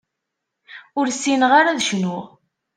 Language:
Kabyle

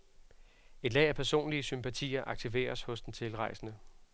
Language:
Danish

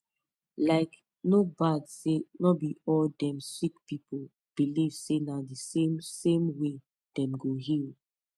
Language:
Nigerian Pidgin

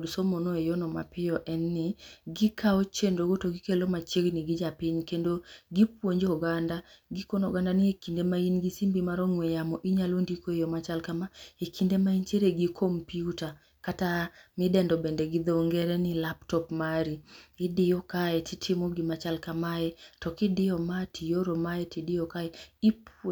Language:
Luo (Kenya and Tanzania)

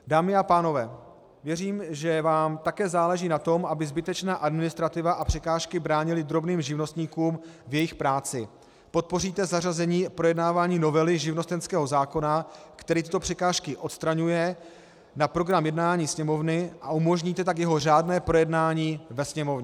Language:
Czech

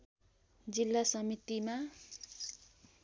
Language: Nepali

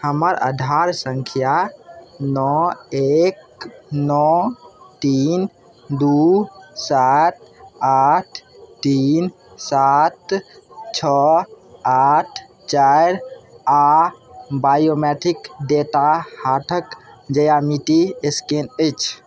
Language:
Maithili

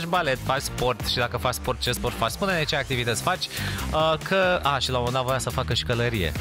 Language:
Romanian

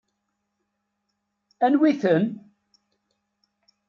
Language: Kabyle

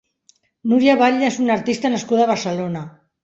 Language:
Catalan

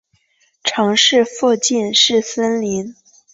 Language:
Chinese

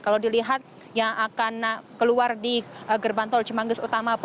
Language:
Indonesian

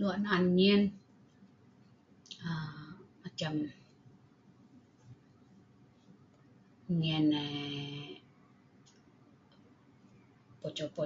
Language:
Sa'ban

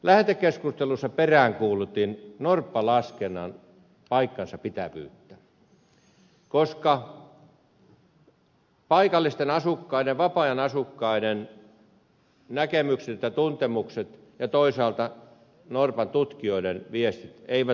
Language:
Finnish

